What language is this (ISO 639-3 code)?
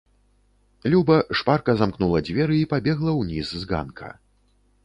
bel